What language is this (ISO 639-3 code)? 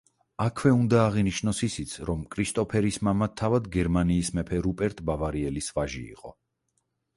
kat